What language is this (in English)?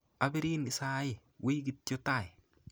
Kalenjin